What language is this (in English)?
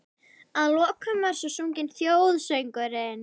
Icelandic